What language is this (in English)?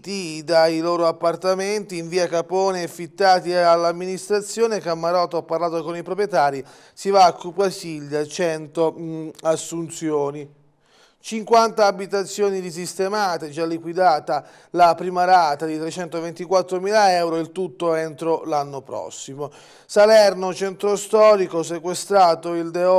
Italian